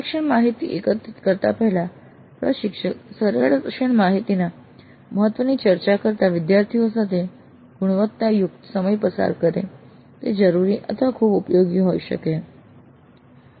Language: Gujarati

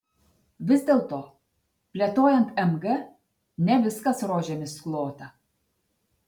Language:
Lithuanian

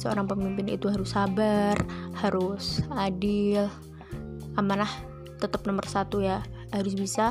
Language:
Indonesian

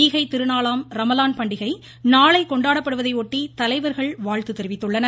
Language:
Tamil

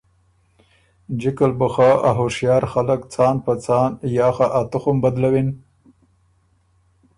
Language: Ormuri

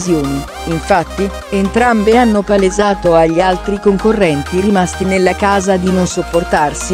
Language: Italian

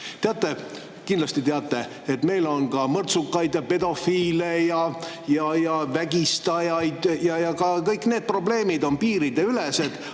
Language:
Estonian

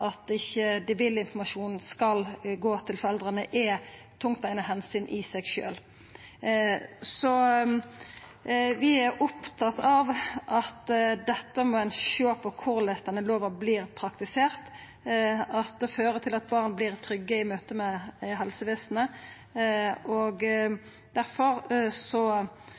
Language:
Norwegian Nynorsk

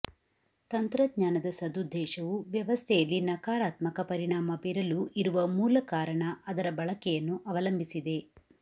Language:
Kannada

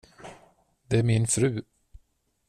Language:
Swedish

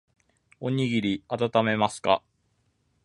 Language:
Japanese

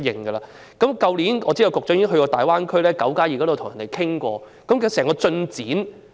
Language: Cantonese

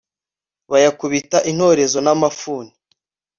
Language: Kinyarwanda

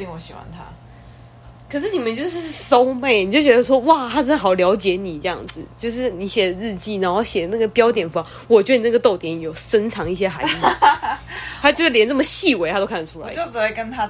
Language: Chinese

